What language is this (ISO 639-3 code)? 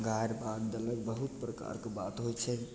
mai